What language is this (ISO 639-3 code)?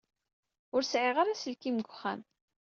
kab